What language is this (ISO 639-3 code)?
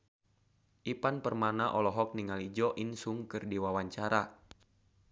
sun